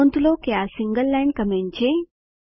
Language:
Gujarati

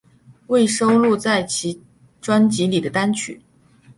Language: Chinese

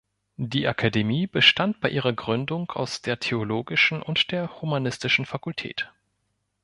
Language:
German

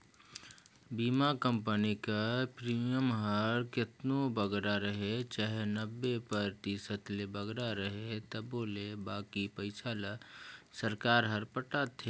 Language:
Chhattisgarhi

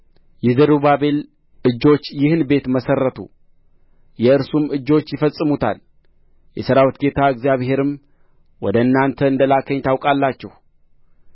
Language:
Amharic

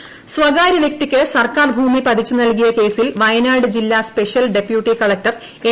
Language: Malayalam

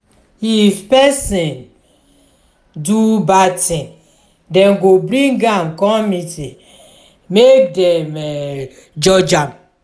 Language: Nigerian Pidgin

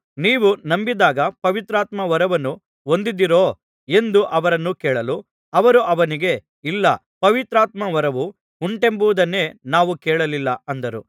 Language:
Kannada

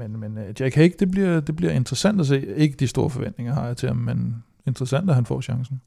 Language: Danish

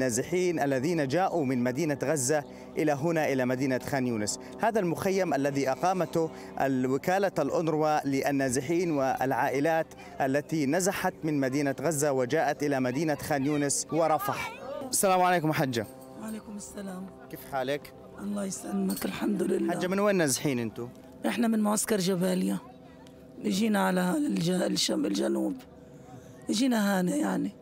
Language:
Arabic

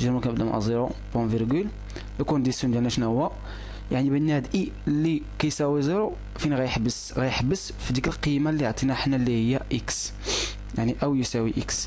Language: Arabic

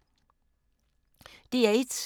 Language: Danish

